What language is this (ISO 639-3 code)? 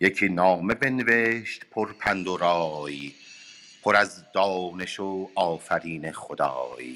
fas